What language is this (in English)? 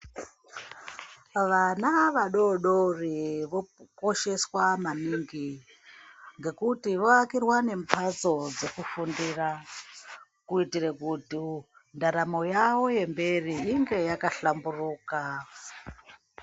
Ndau